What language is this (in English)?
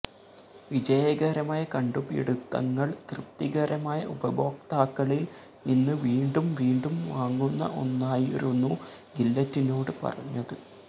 Malayalam